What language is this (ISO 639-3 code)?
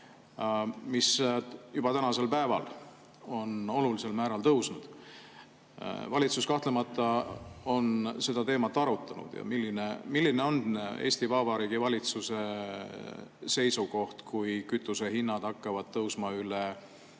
est